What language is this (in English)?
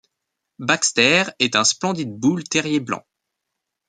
French